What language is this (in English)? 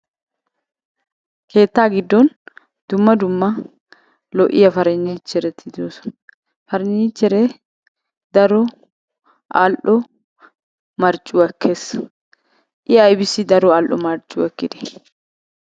Wolaytta